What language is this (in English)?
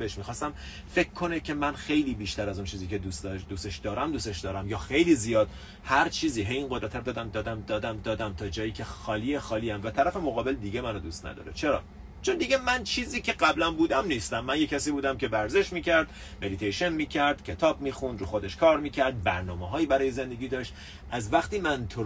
Persian